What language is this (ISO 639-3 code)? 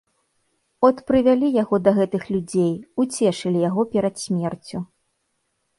bel